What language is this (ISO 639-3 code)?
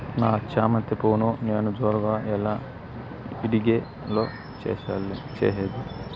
tel